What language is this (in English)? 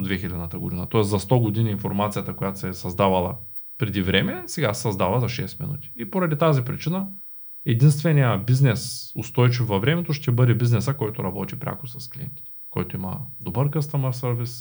Bulgarian